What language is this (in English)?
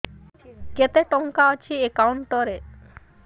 Odia